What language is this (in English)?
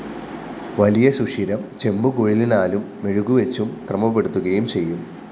Malayalam